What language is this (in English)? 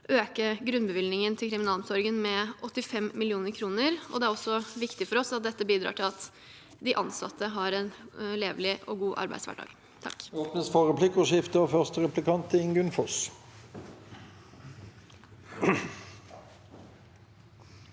Norwegian